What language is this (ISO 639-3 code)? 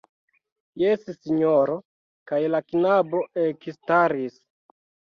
epo